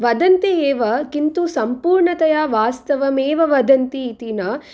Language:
Sanskrit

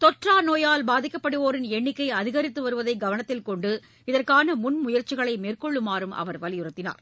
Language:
Tamil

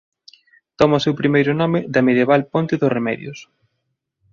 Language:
Galician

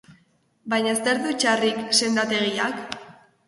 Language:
Basque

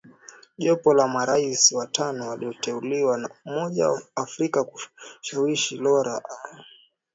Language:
Swahili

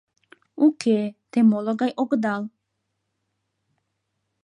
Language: Mari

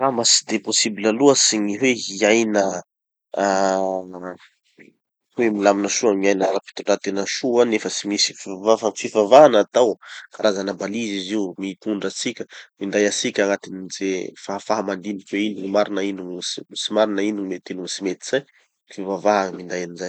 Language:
Tanosy Malagasy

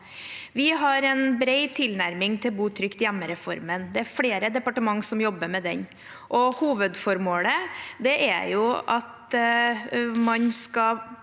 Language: Norwegian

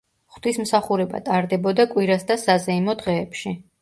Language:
Georgian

